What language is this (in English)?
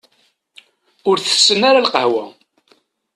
Kabyle